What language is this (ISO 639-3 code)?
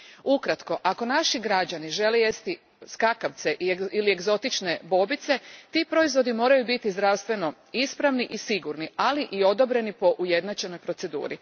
hrv